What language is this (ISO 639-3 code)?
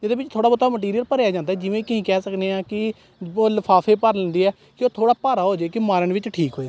pan